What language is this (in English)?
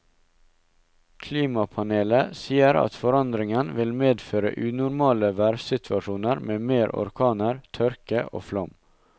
Norwegian